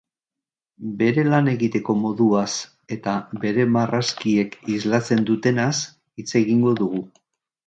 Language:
Basque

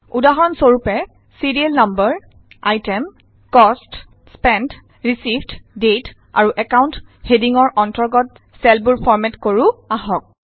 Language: Assamese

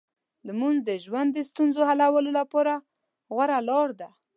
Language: Pashto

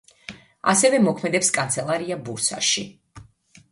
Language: Georgian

